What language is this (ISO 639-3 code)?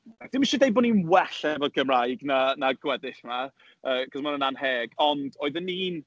cym